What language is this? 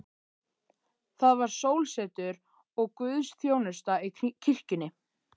Icelandic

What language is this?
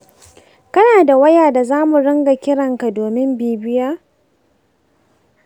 Hausa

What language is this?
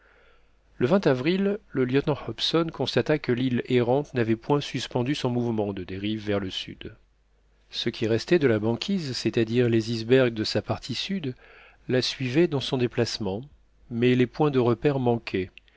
French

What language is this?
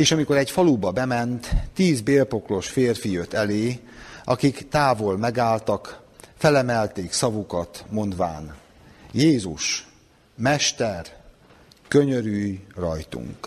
Hungarian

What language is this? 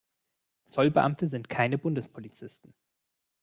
German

